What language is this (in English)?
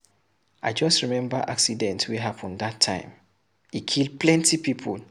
Nigerian Pidgin